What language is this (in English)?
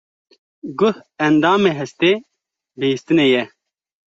Kurdish